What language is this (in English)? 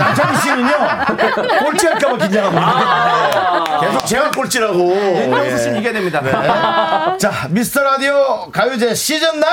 Korean